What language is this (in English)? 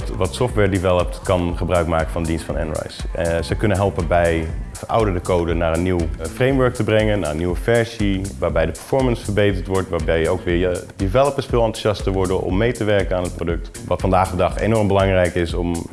Dutch